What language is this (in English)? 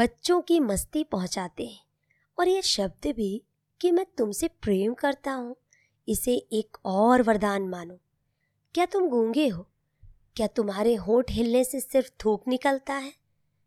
Hindi